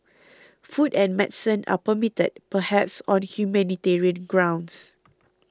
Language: English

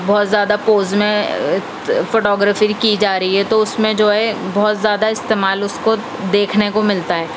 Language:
Urdu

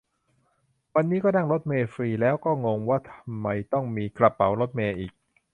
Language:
Thai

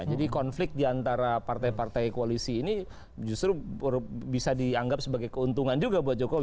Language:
Indonesian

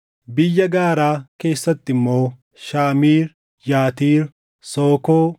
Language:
Oromo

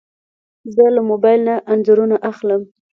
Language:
Pashto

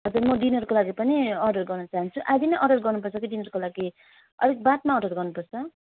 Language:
Nepali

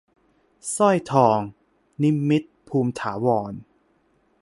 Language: Thai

